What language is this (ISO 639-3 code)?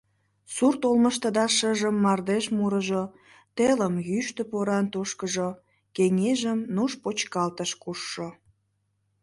chm